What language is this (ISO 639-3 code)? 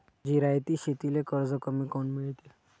mar